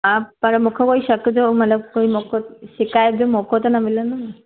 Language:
Sindhi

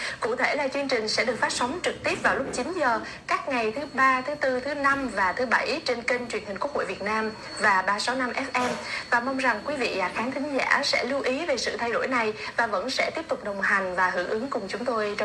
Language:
Vietnamese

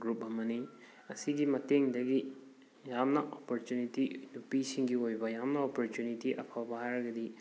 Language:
Manipuri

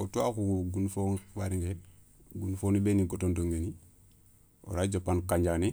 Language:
Soninke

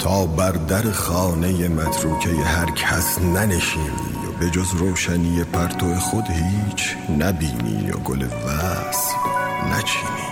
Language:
Persian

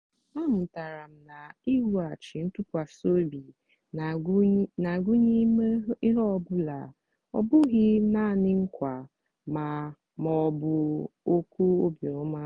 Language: Igbo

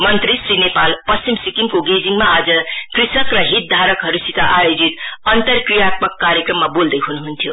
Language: Nepali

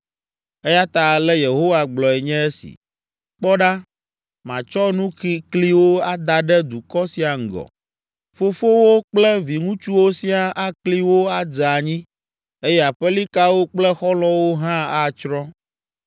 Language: Ewe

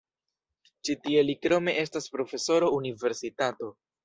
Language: Esperanto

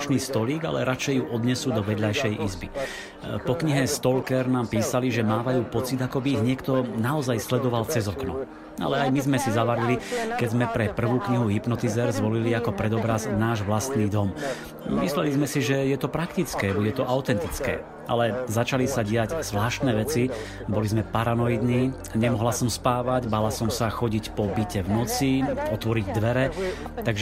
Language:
Slovak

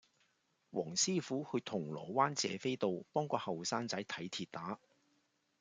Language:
Cantonese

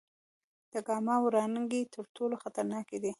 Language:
Pashto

